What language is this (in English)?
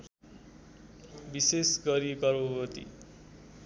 Nepali